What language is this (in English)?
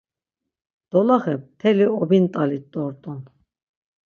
Laz